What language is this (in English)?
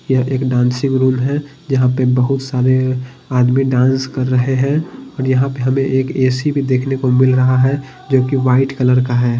Hindi